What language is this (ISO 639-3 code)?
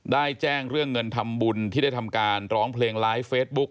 tha